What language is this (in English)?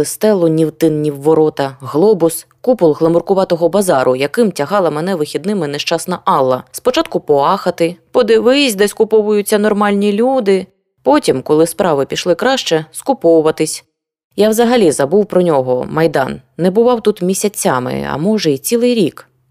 Ukrainian